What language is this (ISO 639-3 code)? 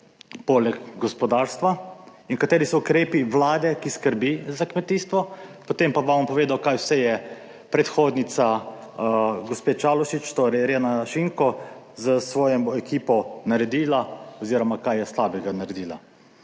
slv